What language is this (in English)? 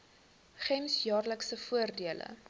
Afrikaans